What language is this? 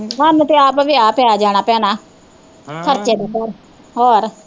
Punjabi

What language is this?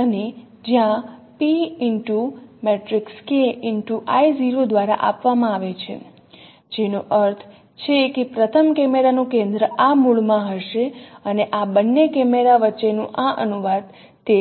Gujarati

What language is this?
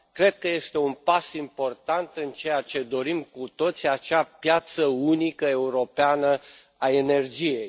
Romanian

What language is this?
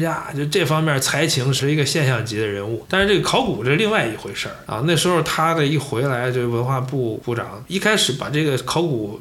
Chinese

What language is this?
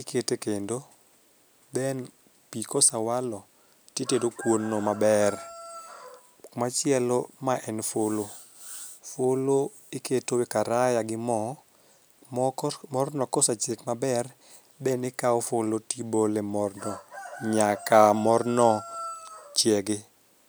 Luo (Kenya and Tanzania)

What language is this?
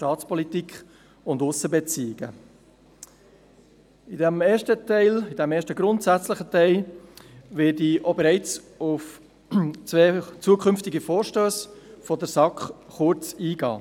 Swiss German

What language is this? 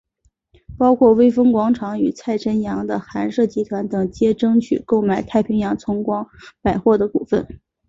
Chinese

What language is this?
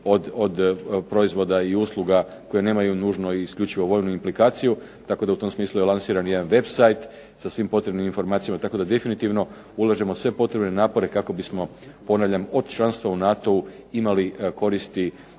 Croatian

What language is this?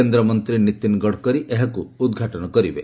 Odia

